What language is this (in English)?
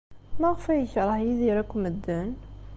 Kabyle